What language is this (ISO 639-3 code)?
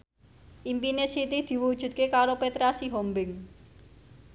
jav